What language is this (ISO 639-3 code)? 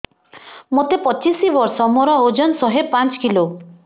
ori